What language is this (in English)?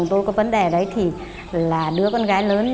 Vietnamese